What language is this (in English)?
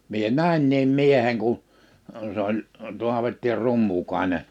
Finnish